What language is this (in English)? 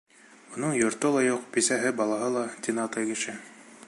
Bashkir